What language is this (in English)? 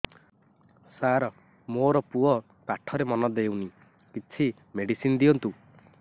Odia